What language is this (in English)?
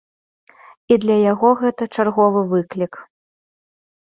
Belarusian